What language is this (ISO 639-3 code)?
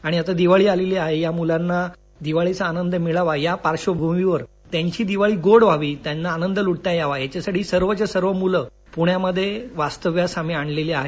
mar